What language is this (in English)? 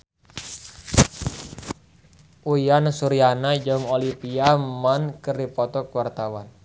Sundanese